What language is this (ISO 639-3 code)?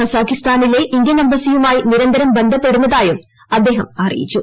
mal